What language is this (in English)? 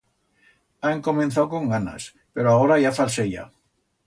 Aragonese